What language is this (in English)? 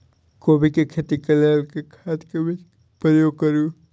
Maithili